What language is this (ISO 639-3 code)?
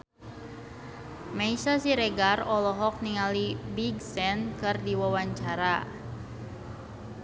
sun